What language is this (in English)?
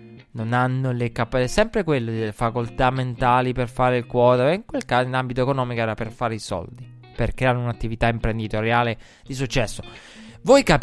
Italian